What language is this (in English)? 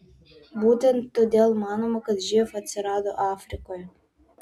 Lithuanian